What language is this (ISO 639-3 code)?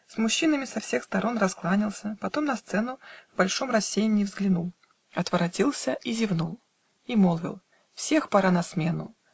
rus